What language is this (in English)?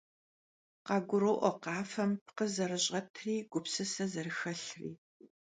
Kabardian